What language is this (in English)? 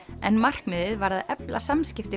Icelandic